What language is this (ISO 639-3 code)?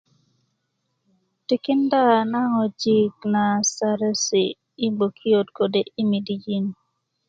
ukv